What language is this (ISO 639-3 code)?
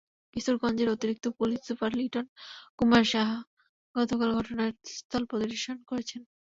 ben